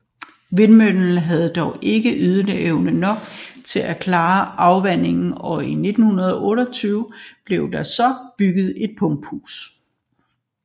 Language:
Danish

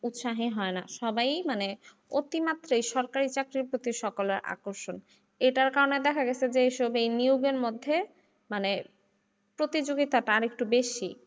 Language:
Bangla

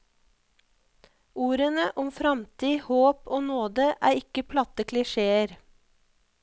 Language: Norwegian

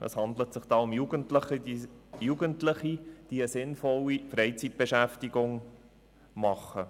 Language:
Swiss German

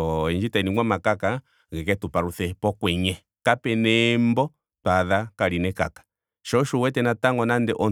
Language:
Ndonga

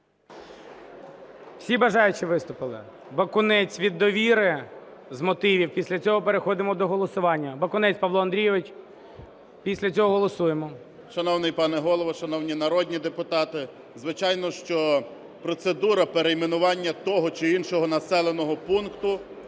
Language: Ukrainian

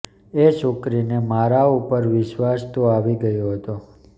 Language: Gujarati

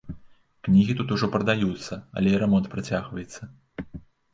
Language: Belarusian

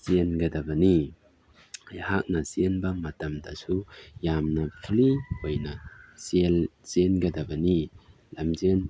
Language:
Manipuri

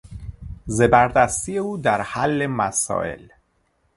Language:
Persian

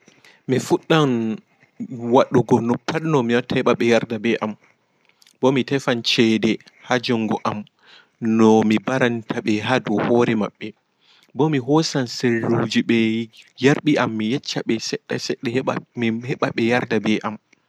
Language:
Fula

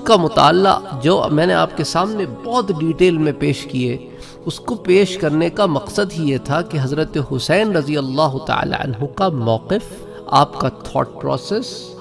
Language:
Arabic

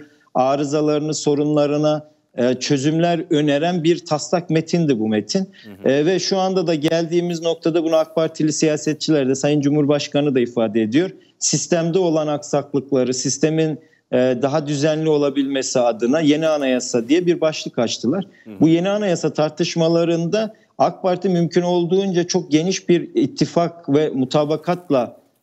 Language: Turkish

